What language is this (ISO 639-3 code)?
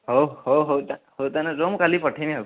ori